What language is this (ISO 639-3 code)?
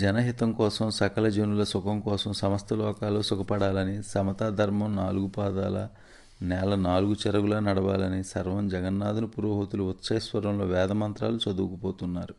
tel